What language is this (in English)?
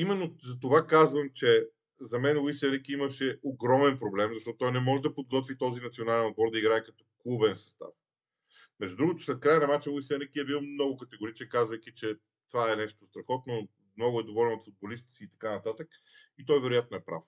Bulgarian